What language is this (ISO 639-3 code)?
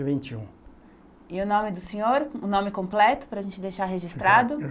por